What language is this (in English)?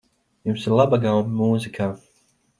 Latvian